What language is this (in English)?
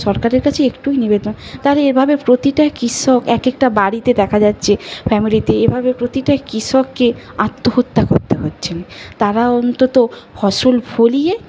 Bangla